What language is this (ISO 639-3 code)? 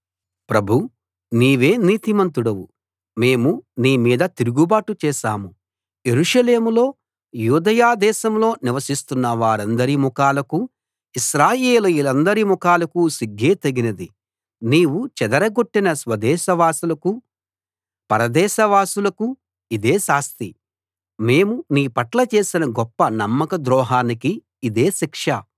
tel